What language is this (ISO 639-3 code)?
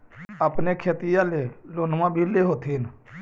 mag